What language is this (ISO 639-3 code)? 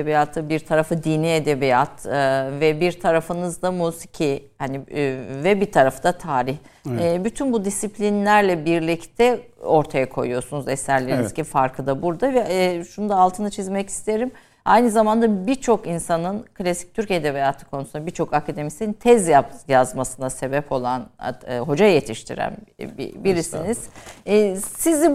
tur